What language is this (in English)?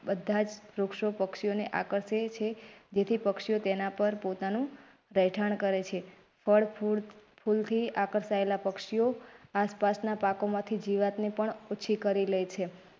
Gujarati